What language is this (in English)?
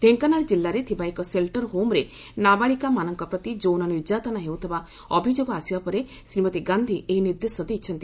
Odia